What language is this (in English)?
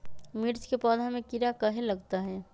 Magahi